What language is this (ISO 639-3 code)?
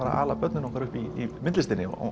isl